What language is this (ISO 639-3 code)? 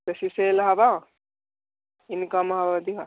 ori